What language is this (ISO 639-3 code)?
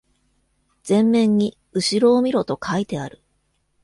jpn